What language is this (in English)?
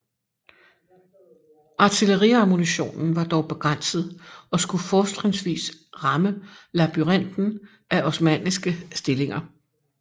Danish